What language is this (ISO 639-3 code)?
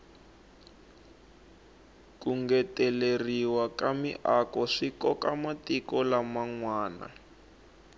tso